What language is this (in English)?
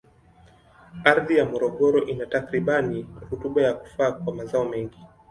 Swahili